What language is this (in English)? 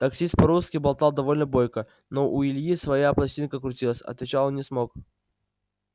Russian